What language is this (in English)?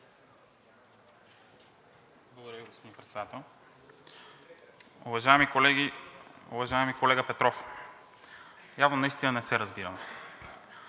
Bulgarian